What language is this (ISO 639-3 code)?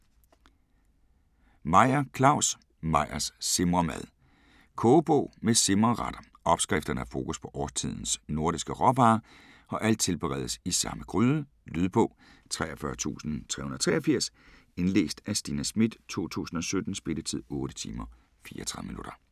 dan